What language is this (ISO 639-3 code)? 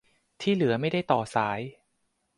tha